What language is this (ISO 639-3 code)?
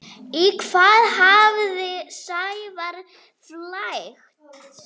isl